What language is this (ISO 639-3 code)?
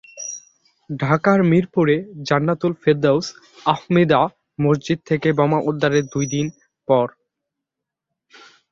ben